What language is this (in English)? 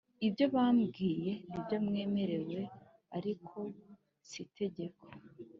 Kinyarwanda